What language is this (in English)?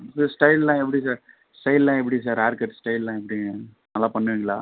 Tamil